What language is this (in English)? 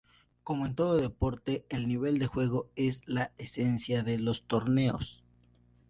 Spanish